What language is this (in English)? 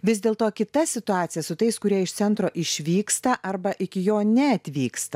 Lithuanian